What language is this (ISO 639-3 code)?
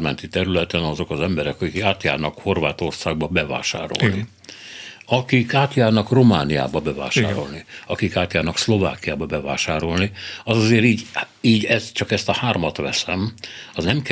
hun